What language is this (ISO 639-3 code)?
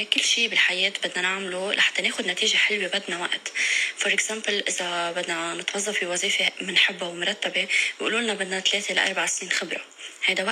ara